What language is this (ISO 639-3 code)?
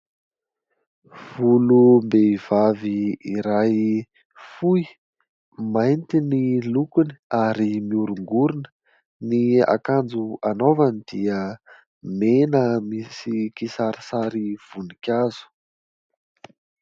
mlg